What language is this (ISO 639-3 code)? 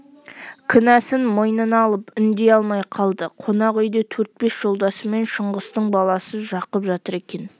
kaz